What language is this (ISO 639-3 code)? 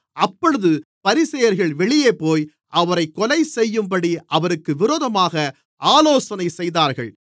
tam